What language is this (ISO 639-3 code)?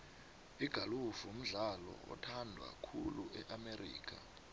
nbl